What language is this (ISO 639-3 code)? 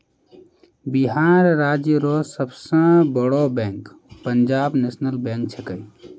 mai